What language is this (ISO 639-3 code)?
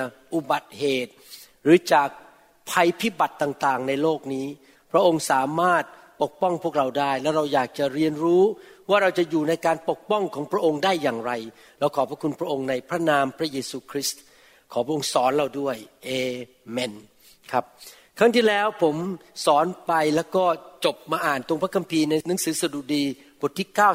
tha